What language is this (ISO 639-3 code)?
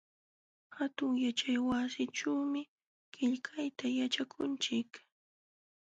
qxw